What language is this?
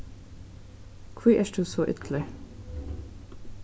Faroese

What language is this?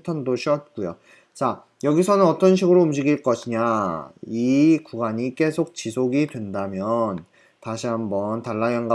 Korean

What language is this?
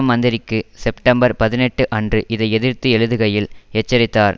Tamil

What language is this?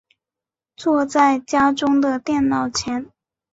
Chinese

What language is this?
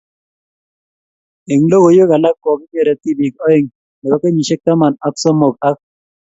Kalenjin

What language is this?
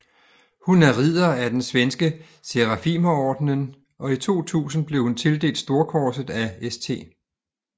Danish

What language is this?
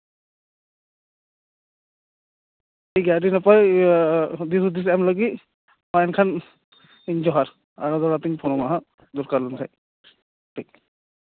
Santali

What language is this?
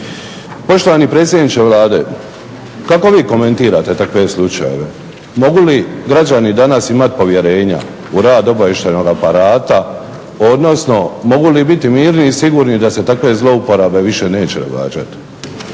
Croatian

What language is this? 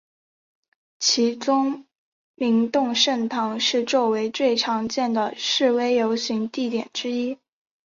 Chinese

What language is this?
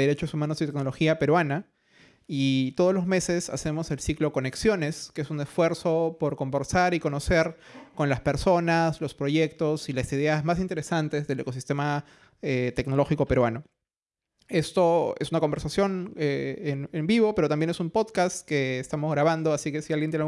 Spanish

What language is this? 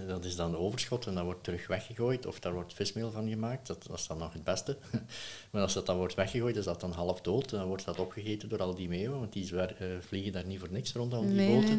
Dutch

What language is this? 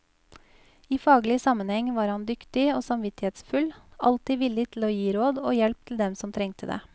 Norwegian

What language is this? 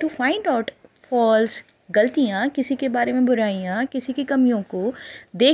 Hindi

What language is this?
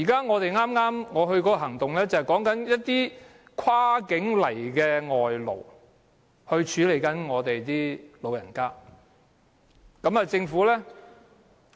Cantonese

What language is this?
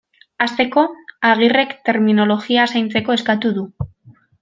Basque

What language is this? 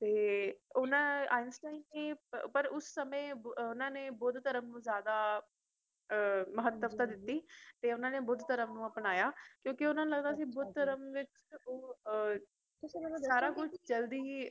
Punjabi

